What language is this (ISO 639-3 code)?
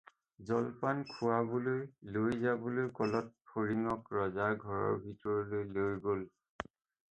asm